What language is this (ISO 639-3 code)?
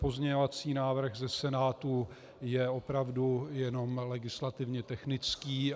ces